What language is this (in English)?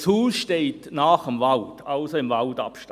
Swiss German